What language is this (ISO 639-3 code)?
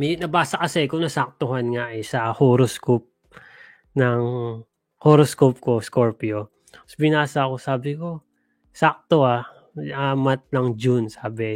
fil